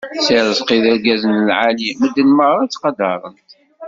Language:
Kabyle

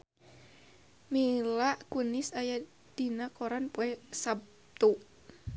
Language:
Sundanese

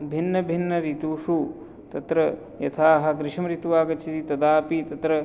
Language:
Sanskrit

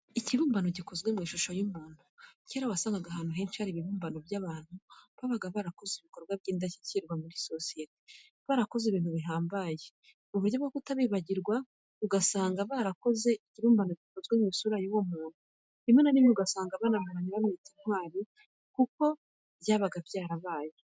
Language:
Kinyarwanda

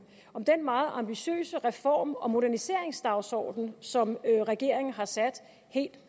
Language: Danish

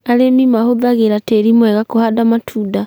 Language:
Kikuyu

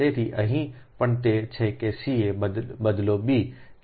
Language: Gujarati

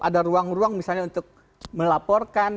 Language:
Indonesian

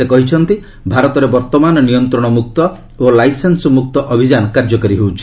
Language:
Odia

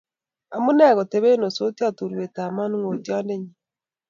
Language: Kalenjin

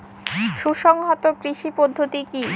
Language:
Bangla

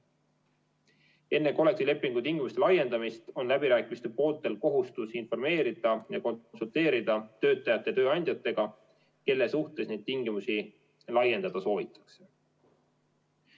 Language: Estonian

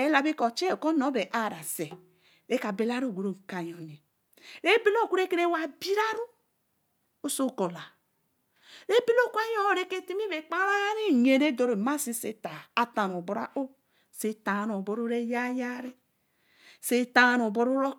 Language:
Eleme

